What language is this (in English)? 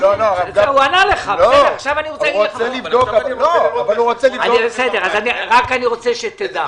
Hebrew